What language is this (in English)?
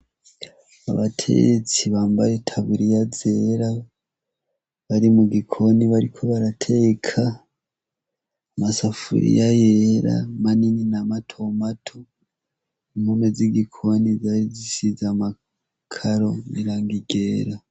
Rundi